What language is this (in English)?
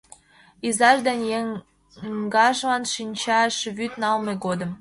Mari